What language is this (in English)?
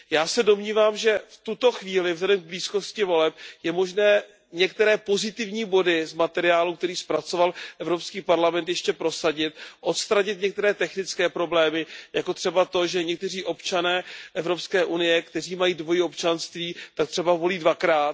Czech